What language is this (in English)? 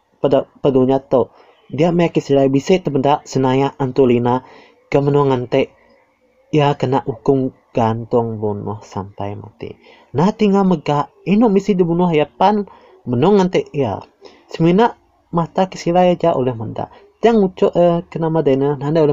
Malay